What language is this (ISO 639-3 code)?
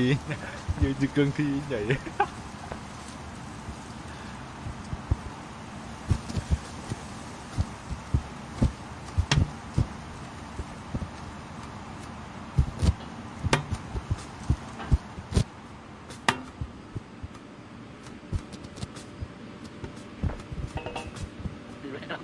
vie